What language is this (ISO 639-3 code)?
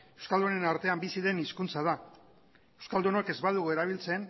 eus